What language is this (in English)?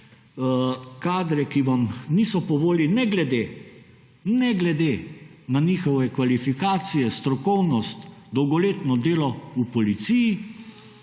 Slovenian